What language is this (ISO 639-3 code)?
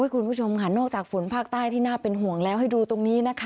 tha